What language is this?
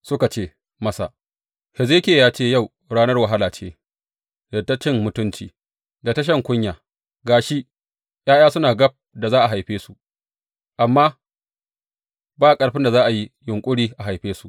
Hausa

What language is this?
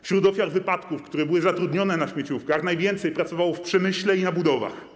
Polish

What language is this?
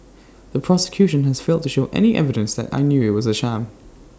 English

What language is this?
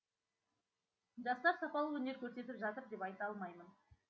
Kazakh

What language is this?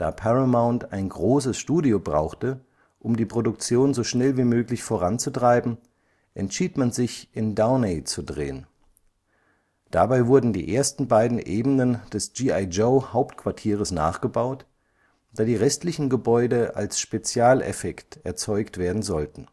German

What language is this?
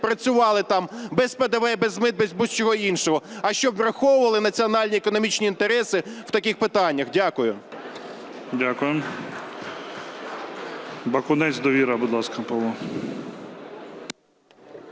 Ukrainian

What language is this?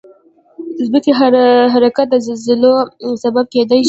Pashto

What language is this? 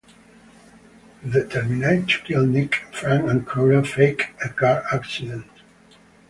English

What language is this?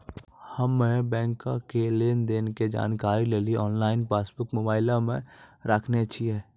Maithili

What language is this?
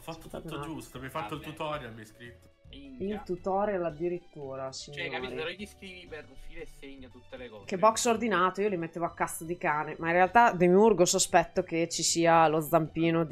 Italian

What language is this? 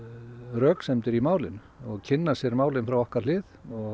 Icelandic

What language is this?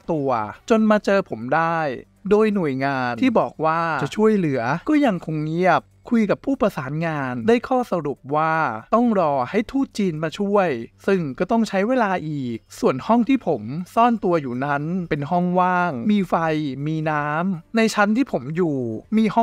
Thai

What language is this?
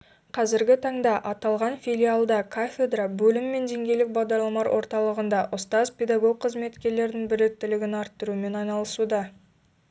Kazakh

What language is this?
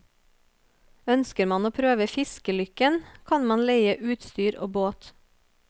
Norwegian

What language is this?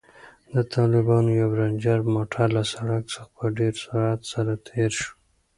Pashto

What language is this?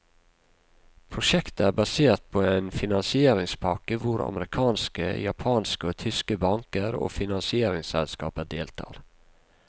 Norwegian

